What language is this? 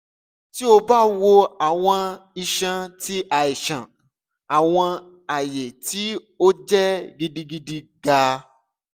Yoruba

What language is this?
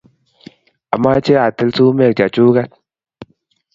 Kalenjin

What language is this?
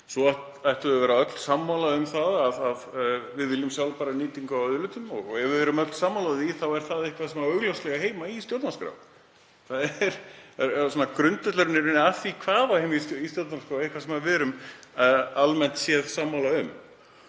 Icelandic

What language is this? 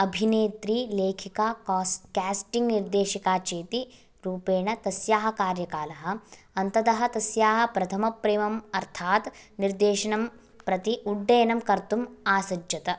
Sanskrit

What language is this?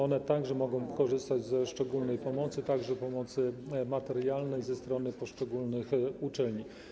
Polish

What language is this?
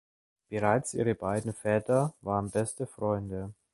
German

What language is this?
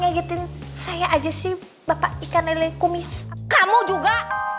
Indonesian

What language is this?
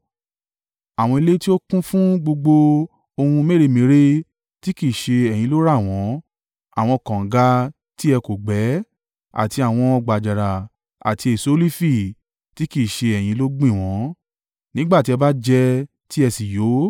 Yoruba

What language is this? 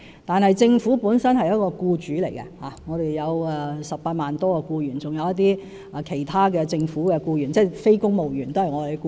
Cantonese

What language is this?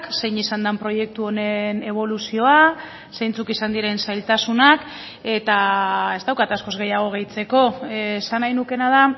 Basque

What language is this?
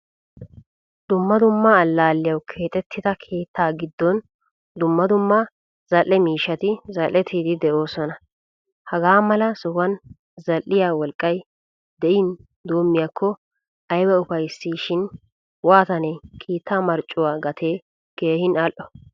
Wolaytta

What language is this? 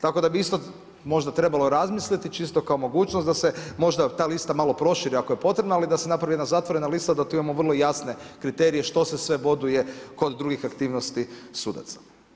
Croatian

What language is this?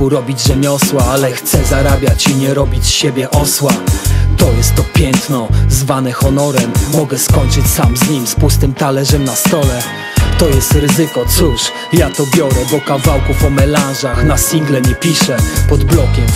Polish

